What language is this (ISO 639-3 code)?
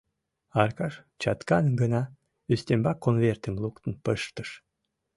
chm